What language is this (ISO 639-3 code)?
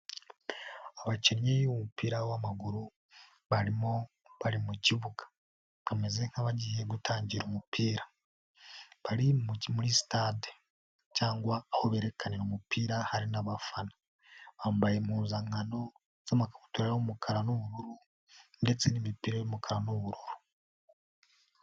kin